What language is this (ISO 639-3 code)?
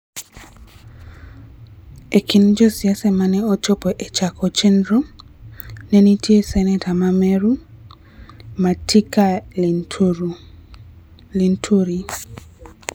luo